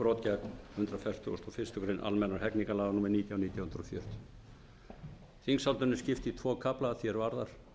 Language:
Icelandic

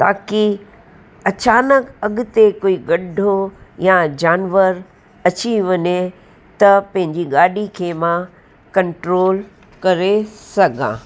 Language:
Sindhi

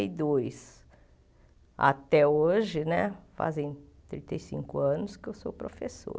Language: Portuguese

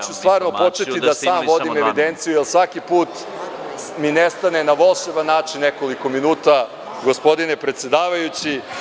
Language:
Serbian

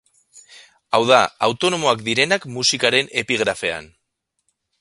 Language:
Basque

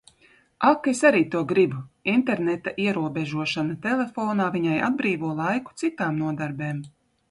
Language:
Latvian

